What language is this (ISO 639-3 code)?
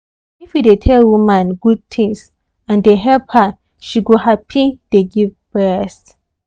pcm